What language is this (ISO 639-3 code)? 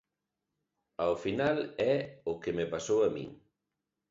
glg